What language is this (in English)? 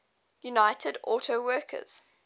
English